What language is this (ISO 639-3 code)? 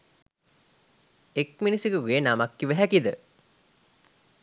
sin